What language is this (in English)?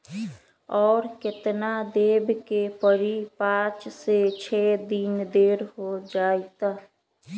Magahi